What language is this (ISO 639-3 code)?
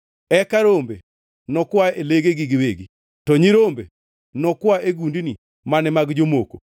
luo